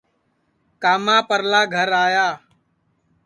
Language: Sansi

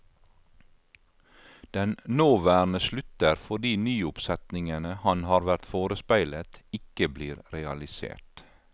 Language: Norwegian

